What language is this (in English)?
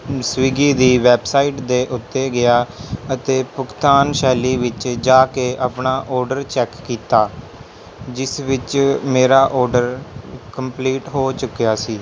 Punjabi